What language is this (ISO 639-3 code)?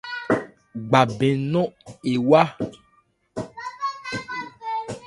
ebr